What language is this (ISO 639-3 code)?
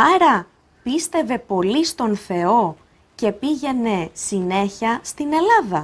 ell